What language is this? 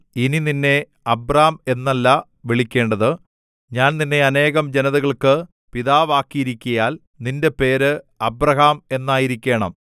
Malayalam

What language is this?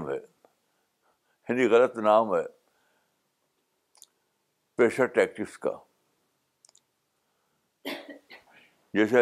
Urdu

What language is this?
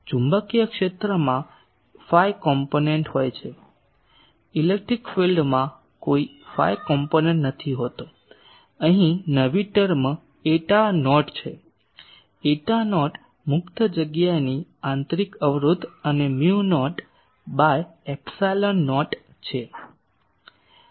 Gujarati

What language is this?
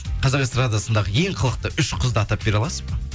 Kazakh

